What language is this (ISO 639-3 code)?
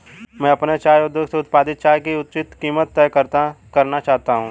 hin